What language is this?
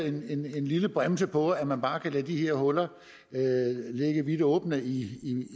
Danish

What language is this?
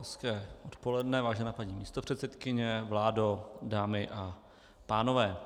Czech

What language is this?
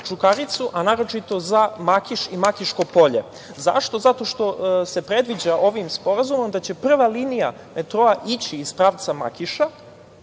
Serbian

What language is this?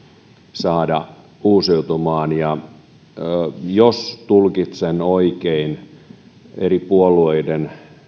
Finnish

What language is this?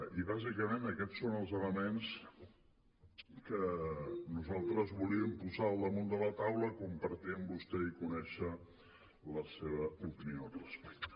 Catalan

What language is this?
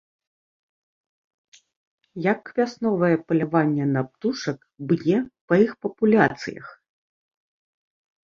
Belarusian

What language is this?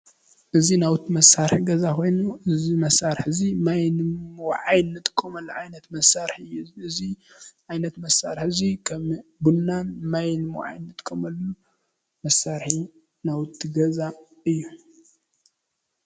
Tigrinya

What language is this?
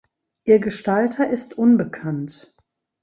German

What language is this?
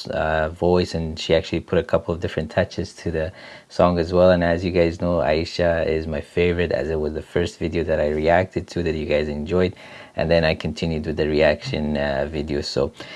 Indonesian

